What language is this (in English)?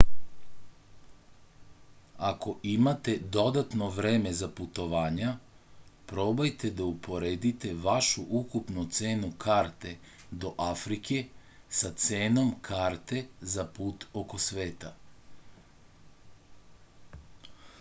Serbian